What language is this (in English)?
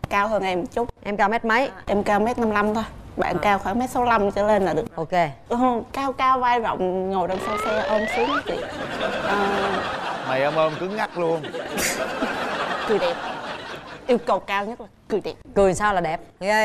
Vietnamese